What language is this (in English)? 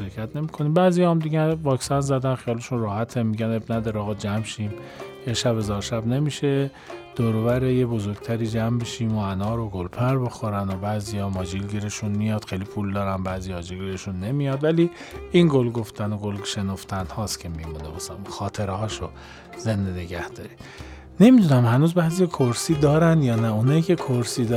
Persian